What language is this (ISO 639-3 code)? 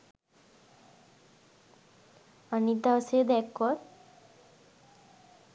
sin